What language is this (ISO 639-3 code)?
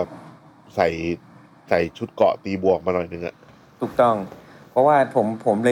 tha